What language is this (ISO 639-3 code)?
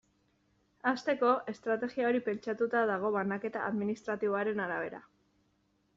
eus